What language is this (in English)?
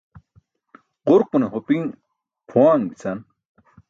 Burushaski